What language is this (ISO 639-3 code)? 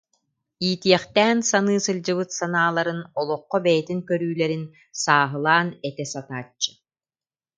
sah